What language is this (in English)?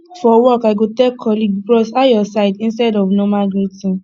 Nigerian Pidgin